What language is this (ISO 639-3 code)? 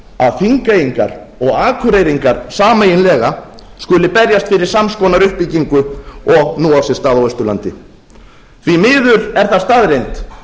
isl